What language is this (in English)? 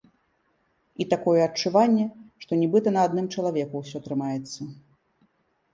Belarusian